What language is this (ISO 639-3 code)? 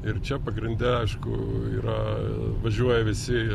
lit